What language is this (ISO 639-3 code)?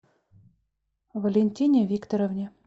rus